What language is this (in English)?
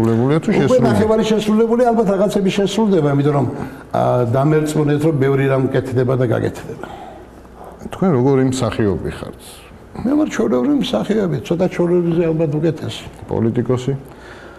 Arabic